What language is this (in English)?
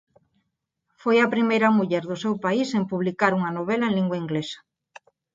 Galician